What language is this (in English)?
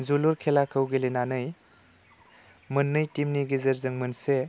Bodo